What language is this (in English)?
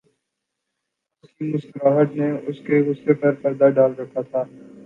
Urdu